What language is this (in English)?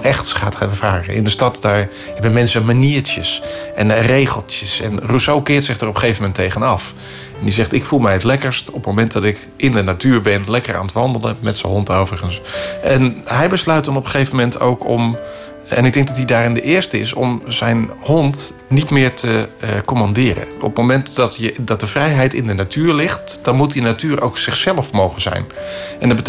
Dutch